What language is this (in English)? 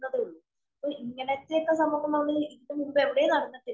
Malayalam